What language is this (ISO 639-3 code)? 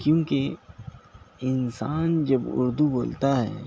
urd